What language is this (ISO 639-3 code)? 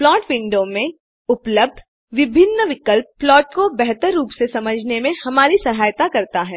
hin